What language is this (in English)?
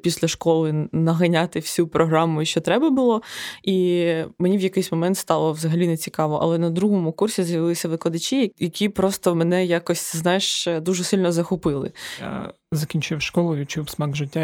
Ukrainian